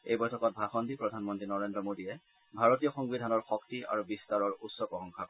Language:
Assamese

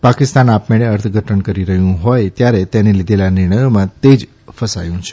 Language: Gujarati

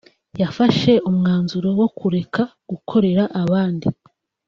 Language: Kinyarwanda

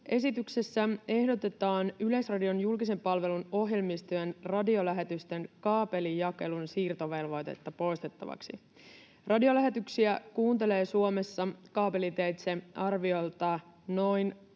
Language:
Finnish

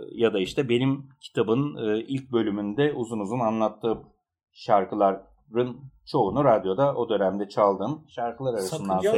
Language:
Turkish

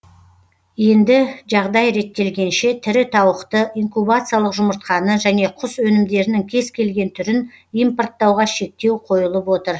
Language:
Kazakh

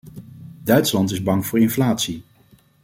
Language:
Dutch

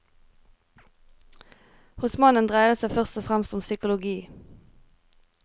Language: Norwegian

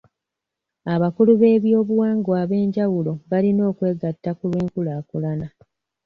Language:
Ganda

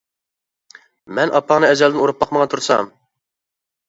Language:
Uyghur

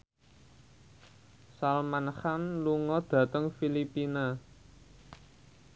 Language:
Javanese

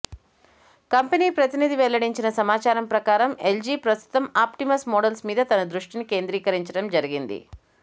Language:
Telugu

